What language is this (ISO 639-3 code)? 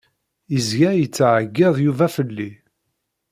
kab